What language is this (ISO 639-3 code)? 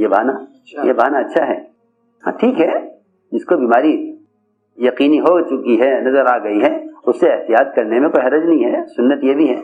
urd